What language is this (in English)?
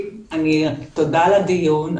Hebrew